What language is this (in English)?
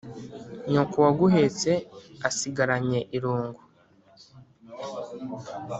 Kinyarwanda